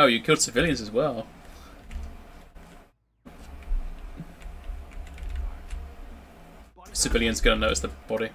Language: English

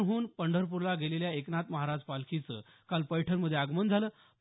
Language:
Marathi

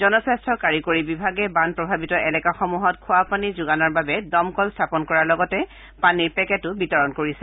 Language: Assamese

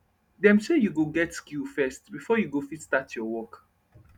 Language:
Nigerian Pidgin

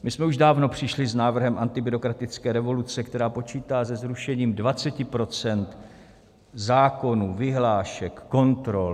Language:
Czech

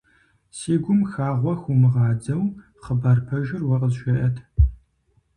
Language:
Kabardian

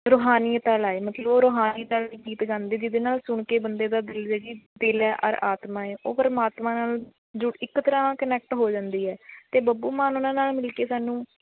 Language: Punjabi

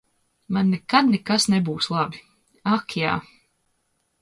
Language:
Latvian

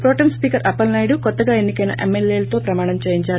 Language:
Telugu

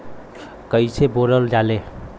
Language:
Bhojpuri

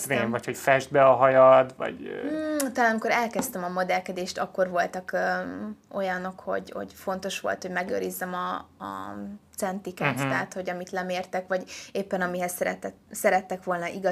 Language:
Hungarian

